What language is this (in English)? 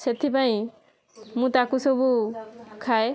Odia